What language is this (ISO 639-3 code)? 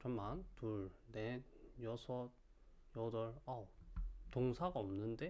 kor